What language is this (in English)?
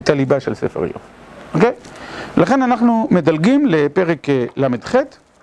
Hebrew